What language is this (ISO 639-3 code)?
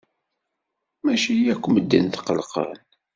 kab